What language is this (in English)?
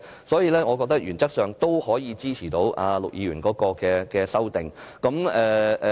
Cantonese